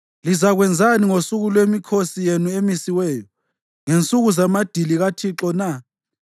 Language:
North Ndebele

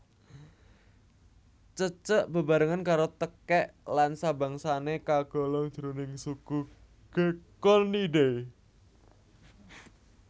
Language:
Javanese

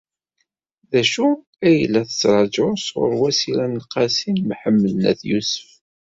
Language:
Kabyle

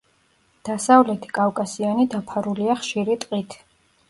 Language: Georgian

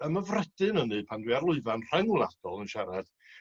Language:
Welsh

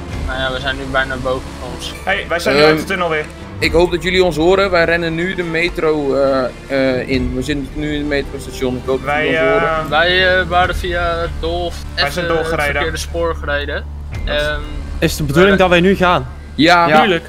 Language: Dutch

